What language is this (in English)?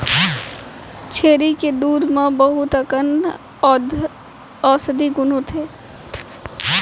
Chhattisgarhi